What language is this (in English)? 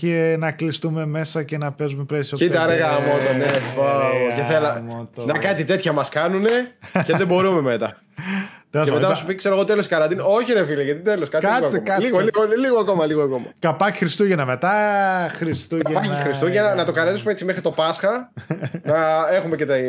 Greek